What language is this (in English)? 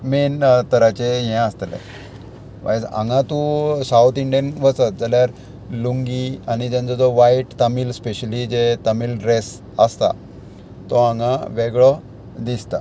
Konkani